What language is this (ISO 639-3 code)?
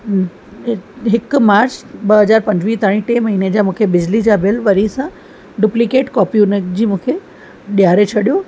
snd